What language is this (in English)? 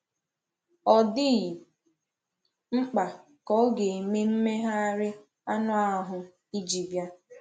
Igbo